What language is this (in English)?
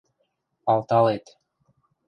Western Mari